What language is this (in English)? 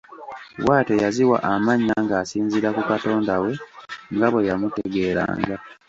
Ganda